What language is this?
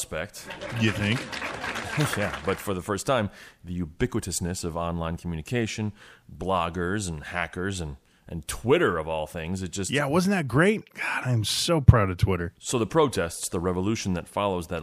English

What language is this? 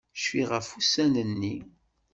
Kabyle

